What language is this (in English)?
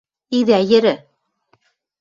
Western Mari